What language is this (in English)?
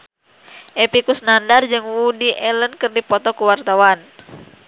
Sundanese